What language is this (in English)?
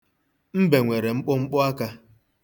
Igbo